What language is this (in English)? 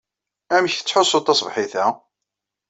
Kabyle